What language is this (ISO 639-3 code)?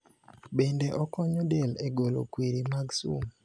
luo